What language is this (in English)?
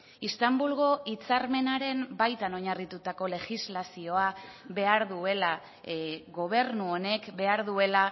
Basque